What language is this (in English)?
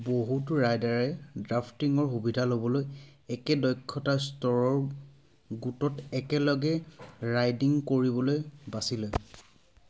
Assamese